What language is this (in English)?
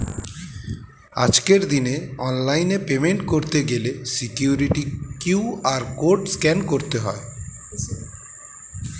Bangla